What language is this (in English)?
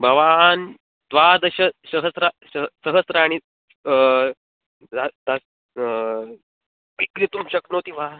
Sanskrit